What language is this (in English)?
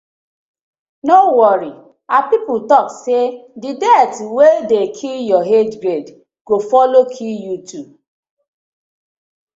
Nigerian Pidgin